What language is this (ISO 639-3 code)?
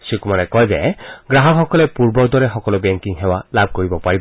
asm